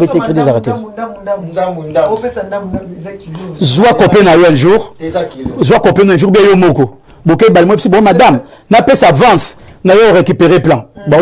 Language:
French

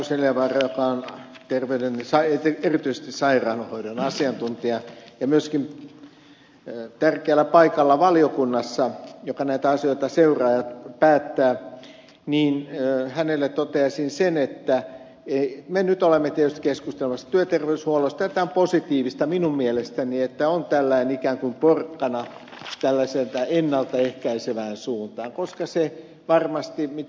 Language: Finnish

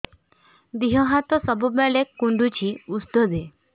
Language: Odia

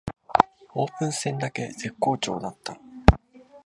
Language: Japanese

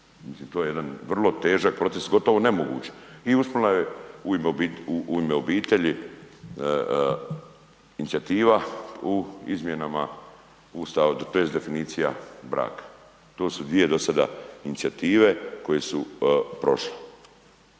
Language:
Croatian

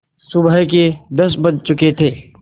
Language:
Hindi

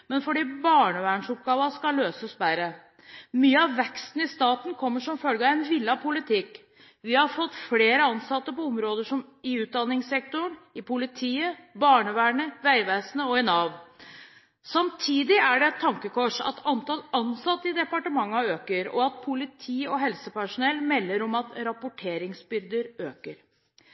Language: Norwegian Bokmål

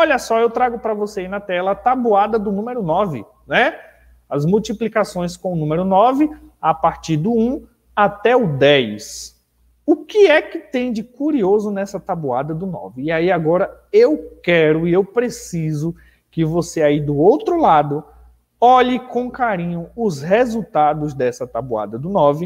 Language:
Portuguese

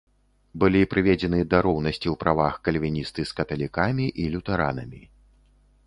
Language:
Belarusian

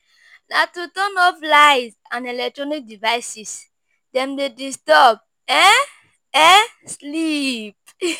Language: Nigerian Pidgin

